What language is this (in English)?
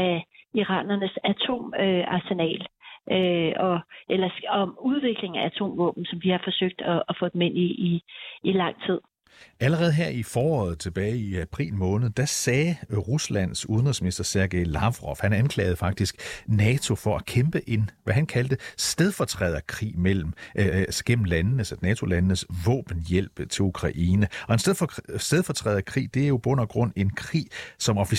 Danish